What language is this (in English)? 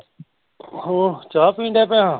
Punjabi